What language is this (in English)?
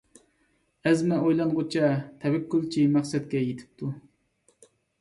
Uyghur